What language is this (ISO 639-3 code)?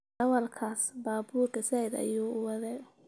som